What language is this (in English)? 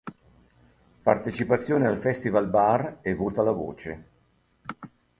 Italian